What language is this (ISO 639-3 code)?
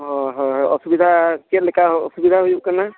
sat